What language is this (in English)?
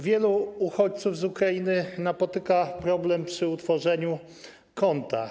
Polish